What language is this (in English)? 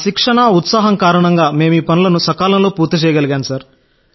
Telugu